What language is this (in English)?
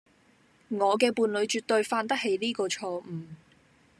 Cantonese